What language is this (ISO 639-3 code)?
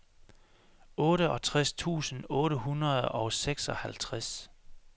dan